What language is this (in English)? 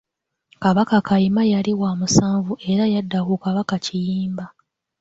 Ganda